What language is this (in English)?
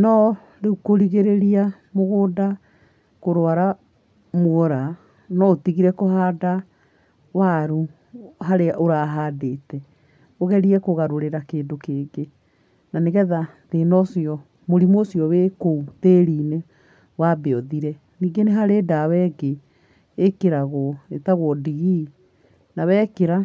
Kikuyu